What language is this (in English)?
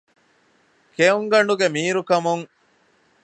Divehi